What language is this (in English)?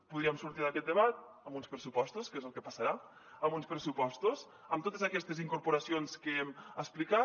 Catalan